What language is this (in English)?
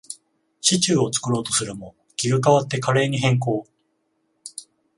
Japanese